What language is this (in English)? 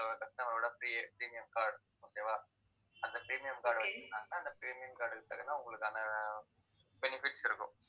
Tamil